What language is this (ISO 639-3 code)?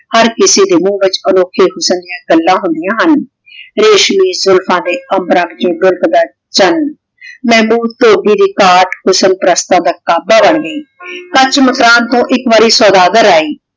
pan